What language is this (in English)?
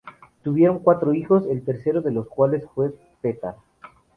Spanish